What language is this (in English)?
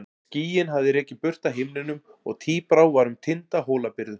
Icelandic